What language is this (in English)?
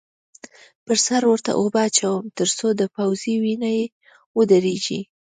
Pashto